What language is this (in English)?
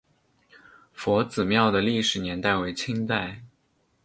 Chinese